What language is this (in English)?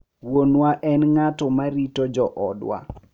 Luo (Kenya and Tanzania)